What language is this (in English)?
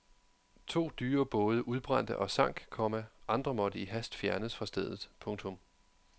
Danish